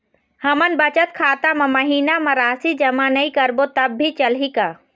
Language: Chhattisgarhi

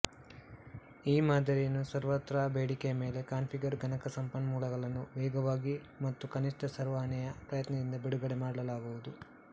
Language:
Kannada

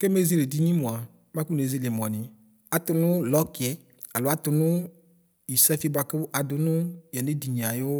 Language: Ikposo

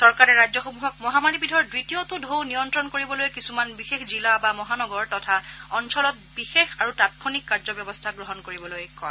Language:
Assamese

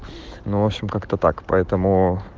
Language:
Russian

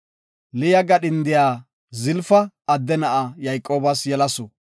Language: Gofa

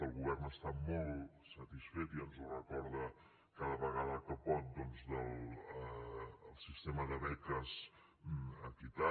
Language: Catalan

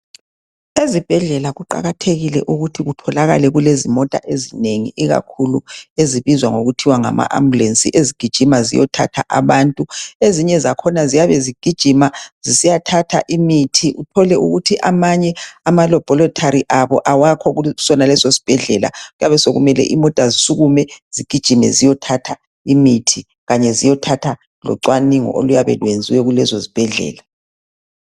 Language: North Ndebele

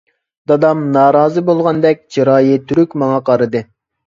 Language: Uyghur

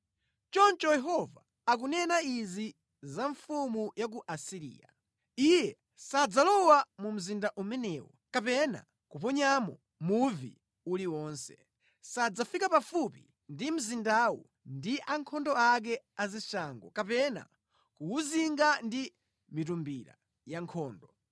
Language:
Nyanja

